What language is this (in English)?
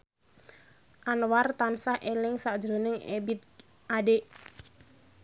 Javanese